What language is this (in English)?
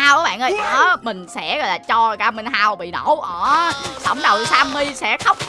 Vietnamese